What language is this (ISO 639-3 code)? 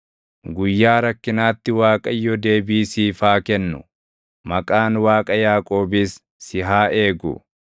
orm